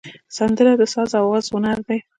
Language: Pashto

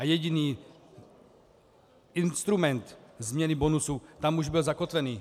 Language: Czech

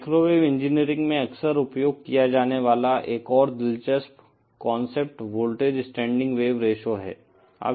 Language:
Hindi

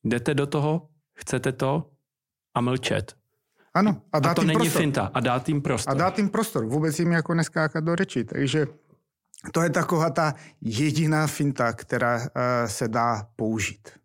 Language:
Czech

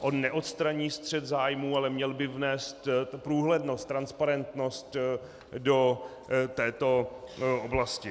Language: Czech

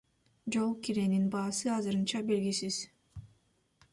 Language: Kyrgyz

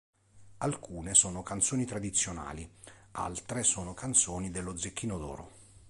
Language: Italian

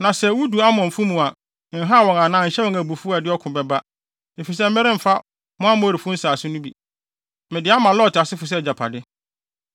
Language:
Akan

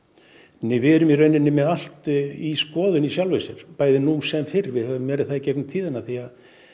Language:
Icelandic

